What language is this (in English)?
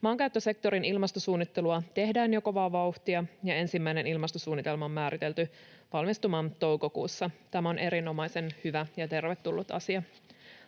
Finnish